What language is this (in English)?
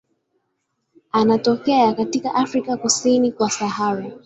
Swahili